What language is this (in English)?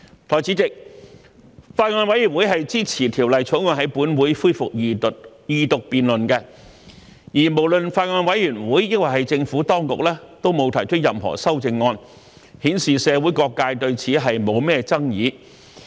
Cantonese